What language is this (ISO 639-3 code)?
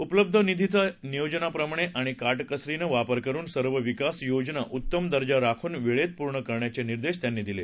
mar